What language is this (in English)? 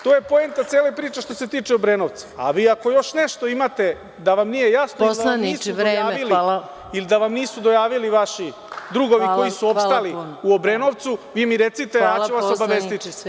Serbian